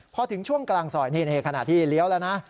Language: Thai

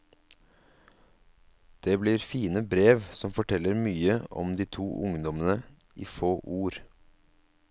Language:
Norwegian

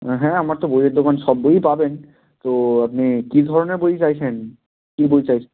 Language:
Bangla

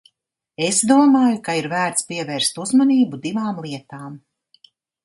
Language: Latvian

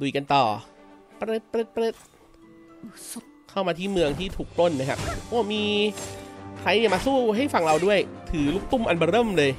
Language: Thai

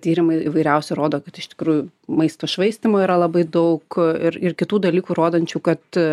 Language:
Lithuanian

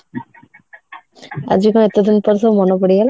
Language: Odia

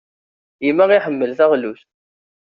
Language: Kabyle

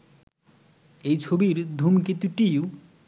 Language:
Bangla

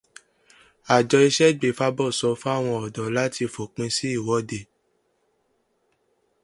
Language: Yoruba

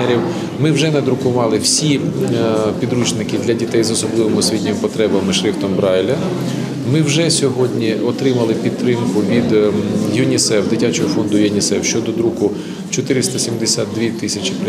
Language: Ukrainian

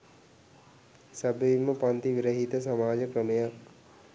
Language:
Sinhala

